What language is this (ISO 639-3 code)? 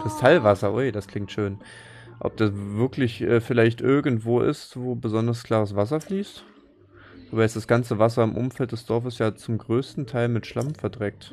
deu